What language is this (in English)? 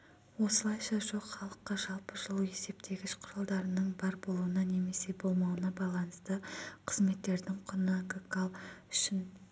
Kazakh